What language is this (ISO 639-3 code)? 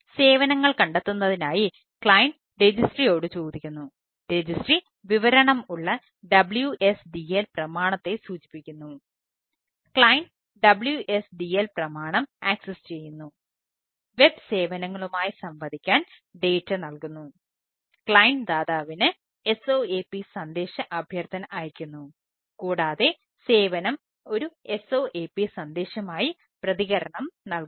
mal